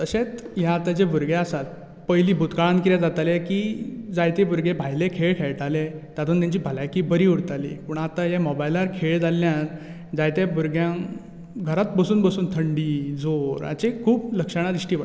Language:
Konkani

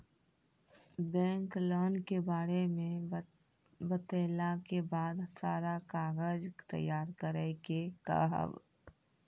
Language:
Maithili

